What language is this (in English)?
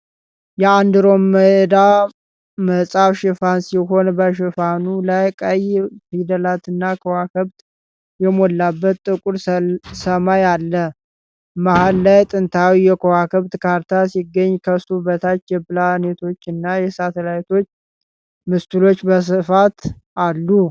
Amharic